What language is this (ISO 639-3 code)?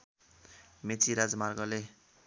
nep